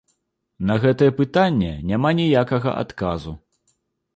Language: Belarusian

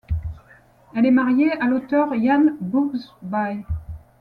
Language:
French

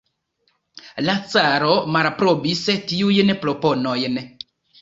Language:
Esperanto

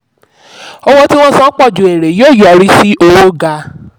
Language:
Yoruba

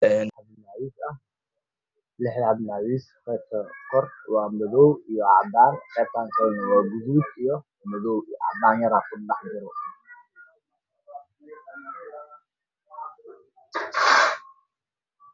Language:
Somali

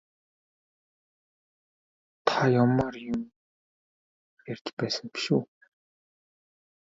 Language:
Mongolian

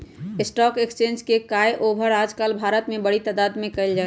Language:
Magahi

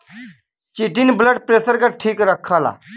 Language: Bhojpuri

